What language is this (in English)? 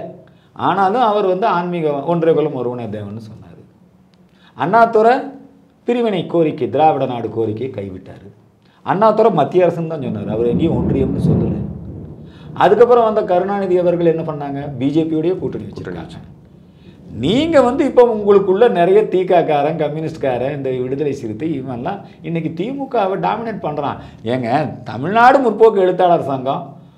Tamil